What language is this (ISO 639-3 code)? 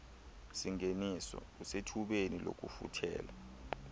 xho